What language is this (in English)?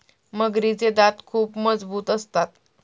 Marathi